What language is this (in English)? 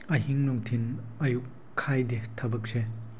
Manipuri